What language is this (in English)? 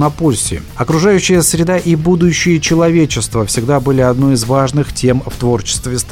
Russian